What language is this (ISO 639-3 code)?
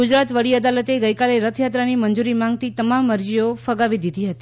guj